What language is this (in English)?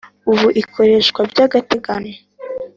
Kinyarwanda